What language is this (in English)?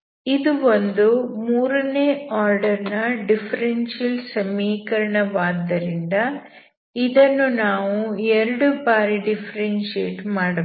Kannada